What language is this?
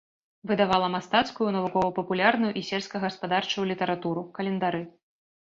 Belarusian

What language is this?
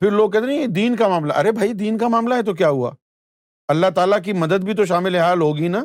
Urdu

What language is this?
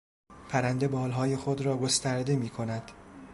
Persian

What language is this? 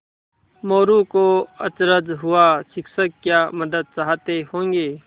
Hindi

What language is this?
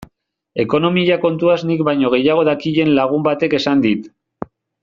Basque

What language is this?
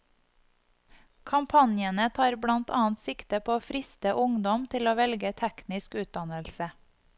Norwegian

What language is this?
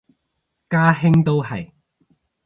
Cantonese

